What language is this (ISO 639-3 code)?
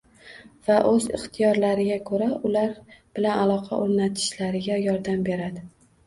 uzb